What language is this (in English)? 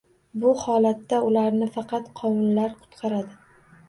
Uzbek